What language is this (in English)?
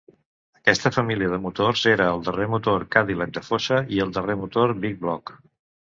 Catalan